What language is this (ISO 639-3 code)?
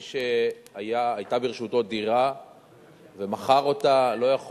heb